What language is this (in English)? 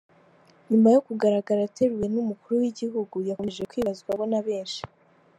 Kinyarwanda